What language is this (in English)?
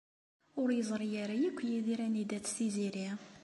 Kabyle